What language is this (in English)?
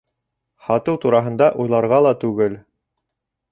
Bashkir